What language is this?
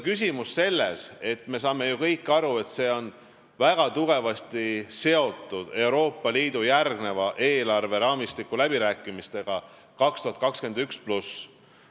Estonian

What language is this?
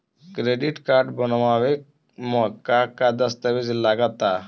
Bhojpuri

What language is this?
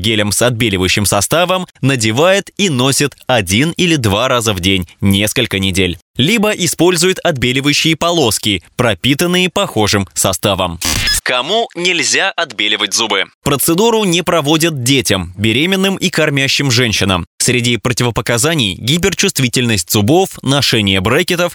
Russian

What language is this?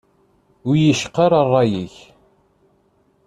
Kabyle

